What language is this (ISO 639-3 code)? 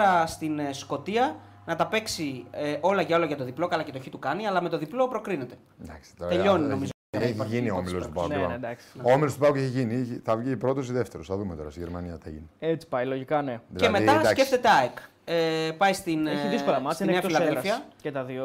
ell